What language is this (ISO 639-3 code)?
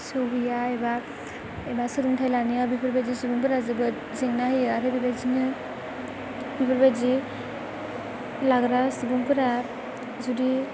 brx